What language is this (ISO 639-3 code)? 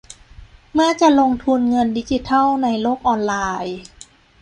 tha